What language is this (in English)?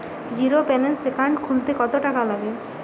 Bangla